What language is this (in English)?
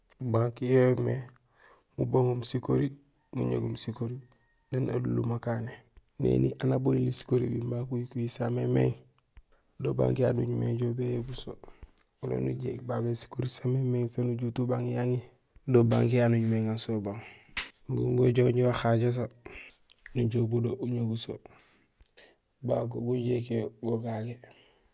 Gusilay